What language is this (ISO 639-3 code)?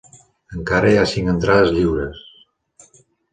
cat